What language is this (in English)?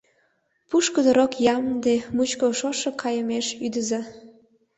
Mari